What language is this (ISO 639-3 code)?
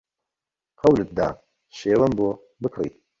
ckb